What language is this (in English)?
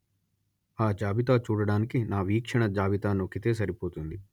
Telugu